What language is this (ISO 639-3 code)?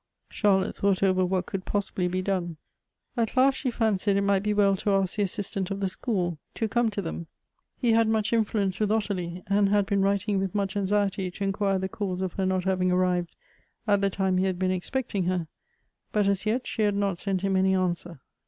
eng